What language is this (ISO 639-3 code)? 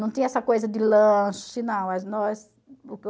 por